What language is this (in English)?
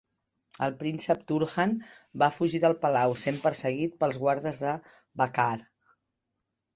Catalan